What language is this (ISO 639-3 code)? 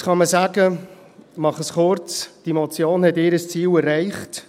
gsw